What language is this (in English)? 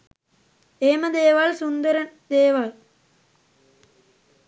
Sinhala